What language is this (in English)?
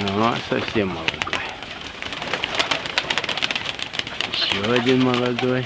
Russian